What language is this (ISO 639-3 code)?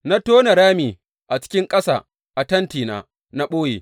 hau